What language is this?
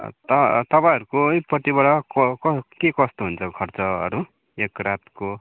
Nepali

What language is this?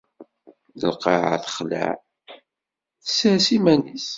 Kabyle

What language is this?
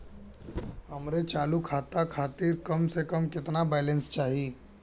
Bhojpuri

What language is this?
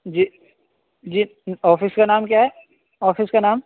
Urdu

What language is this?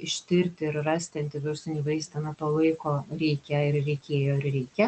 Lithuanian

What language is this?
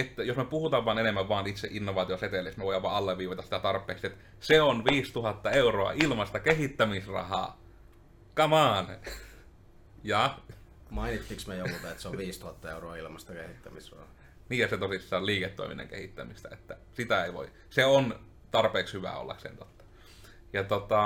Finnish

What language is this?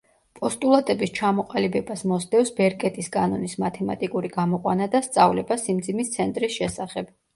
Georgian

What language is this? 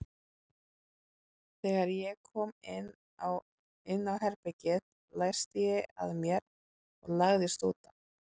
Icelandic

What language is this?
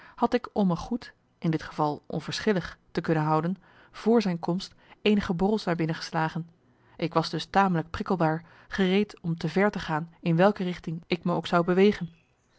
Dutch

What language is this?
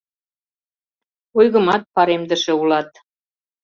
Mari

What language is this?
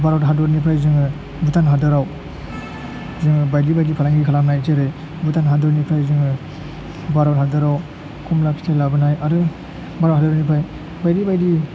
Bodo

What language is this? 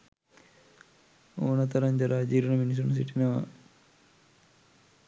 Sinhala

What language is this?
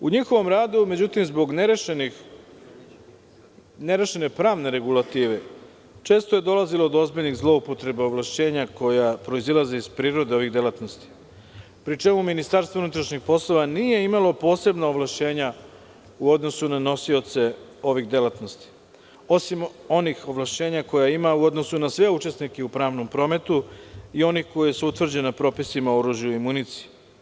Serbian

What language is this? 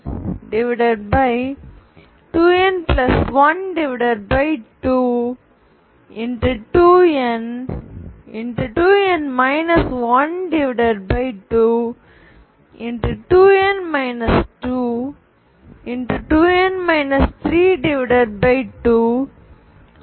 Tamil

